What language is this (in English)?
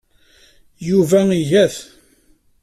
Kabyle